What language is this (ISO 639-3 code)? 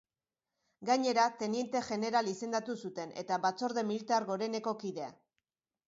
eus